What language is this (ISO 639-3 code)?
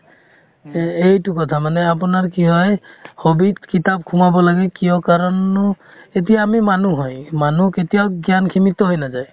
asm